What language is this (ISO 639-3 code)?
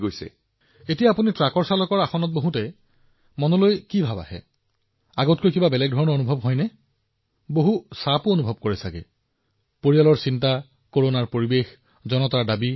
asm